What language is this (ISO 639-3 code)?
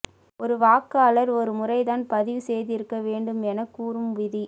tam